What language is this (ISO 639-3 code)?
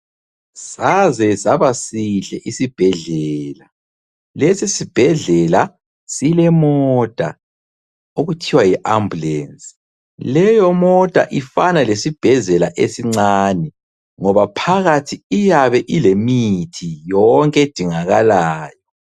nde